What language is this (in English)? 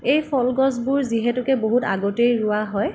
Assamese